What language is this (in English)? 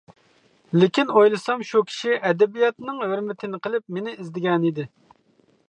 Uyghur